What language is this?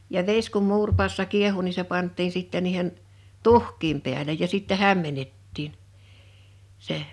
Finnish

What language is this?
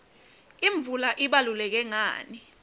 Swati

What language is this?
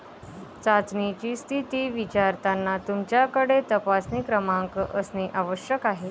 Marathi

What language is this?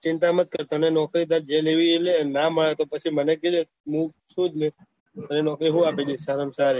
Gujarati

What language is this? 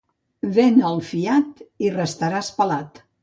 Catalan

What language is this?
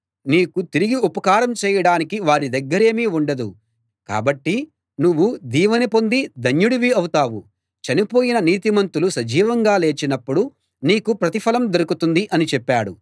Telugu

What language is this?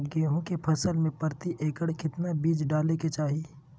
Magahi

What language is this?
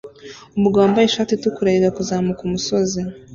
Kinyarwanda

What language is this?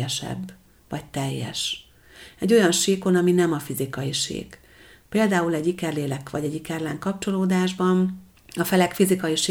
Hungarian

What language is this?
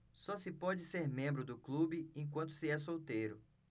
Portuguese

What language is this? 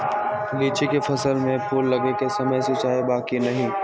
Magahi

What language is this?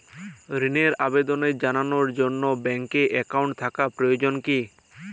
Bangla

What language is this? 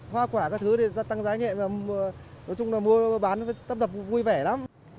Vietnamese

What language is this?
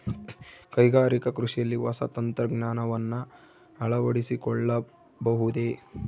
Kannada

